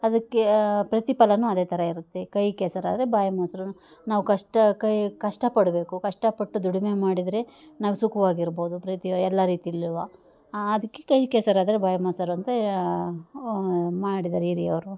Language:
Kannada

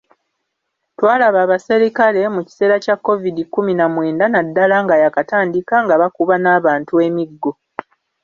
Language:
Ganda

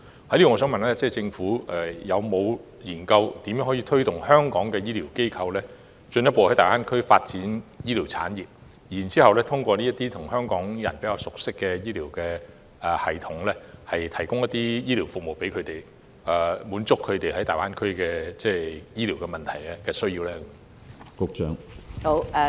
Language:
Cantonese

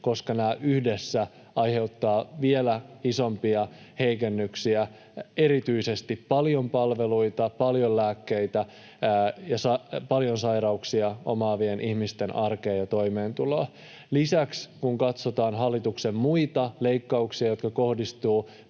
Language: Finnish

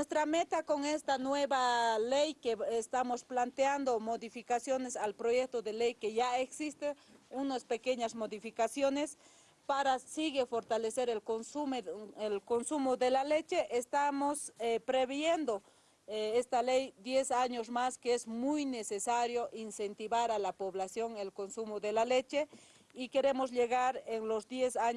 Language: Spanish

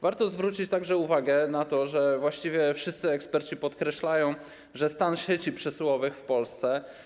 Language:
Polish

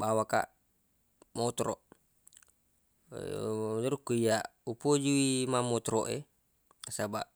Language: Buginese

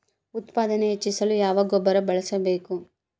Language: Kannada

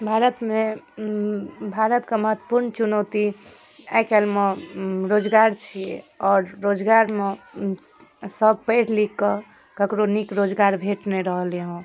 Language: Maithili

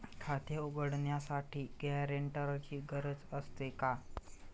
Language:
Marathi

